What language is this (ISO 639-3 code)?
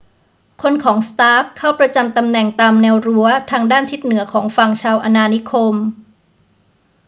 tha